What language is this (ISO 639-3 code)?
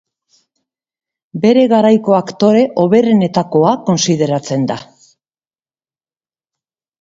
eus